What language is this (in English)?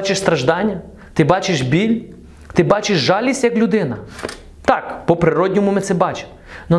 Ukrainian